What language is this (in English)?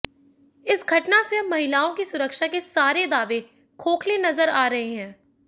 Hindi